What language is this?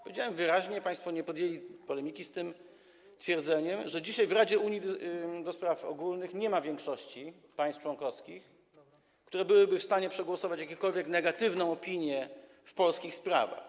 Polish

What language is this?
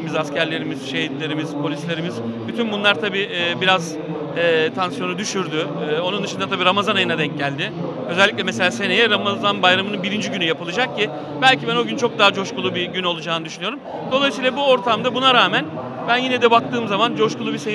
Turkish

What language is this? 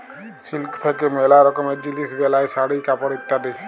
Bangla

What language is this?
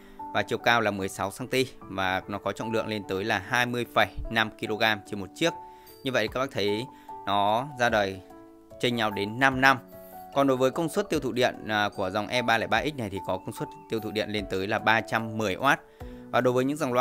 Vietnamese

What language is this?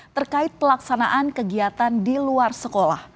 Indonesian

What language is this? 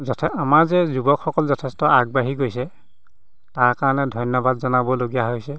Assamese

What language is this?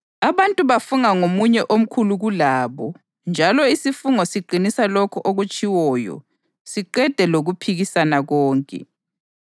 North Ndebele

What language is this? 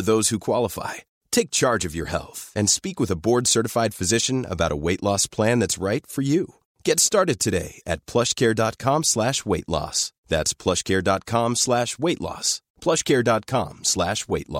Swedish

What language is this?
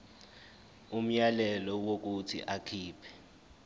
Zulu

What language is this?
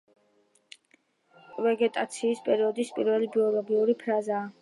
Georgian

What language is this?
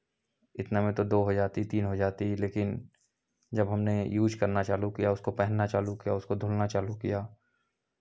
Hindi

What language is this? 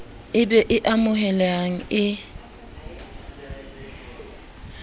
Southern Sotho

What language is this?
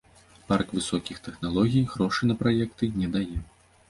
Belarusian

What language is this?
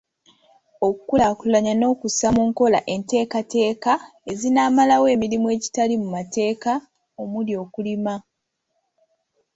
Ganda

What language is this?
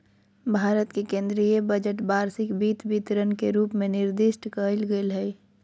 Magahi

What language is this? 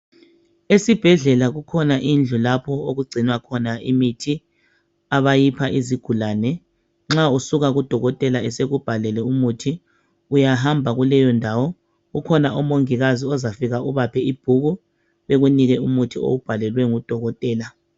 North Ndebele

